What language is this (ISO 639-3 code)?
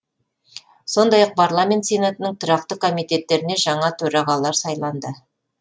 kaz